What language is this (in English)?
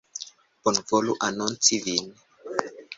Esperanto